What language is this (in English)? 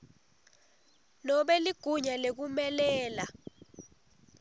Swati